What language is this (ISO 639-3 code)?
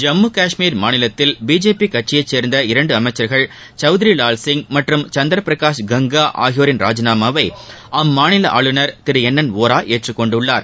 tam